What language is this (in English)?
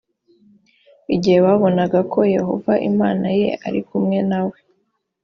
Kinyarwanda